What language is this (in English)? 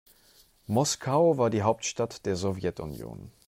German